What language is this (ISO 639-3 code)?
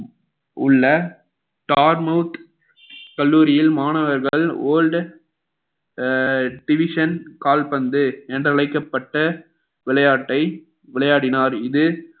tam